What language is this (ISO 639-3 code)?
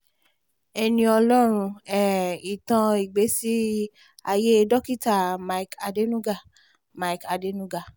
yor